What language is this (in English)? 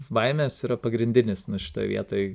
Lithuanian